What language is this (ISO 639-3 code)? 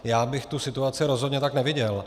ces